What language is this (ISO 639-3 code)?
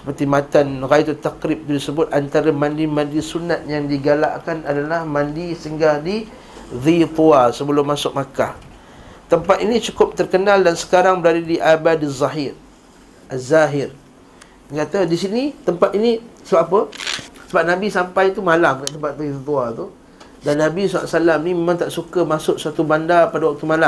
msa